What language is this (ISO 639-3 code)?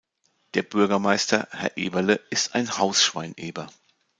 deu